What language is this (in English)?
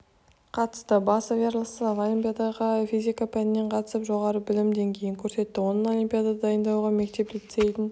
Kazakh